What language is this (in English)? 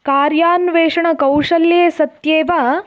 Sanskrit